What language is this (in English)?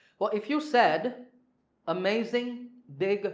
English